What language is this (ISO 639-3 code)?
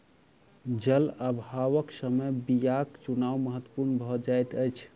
mai